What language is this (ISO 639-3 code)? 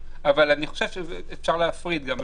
heb